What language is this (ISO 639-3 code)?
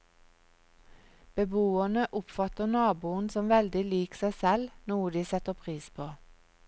nor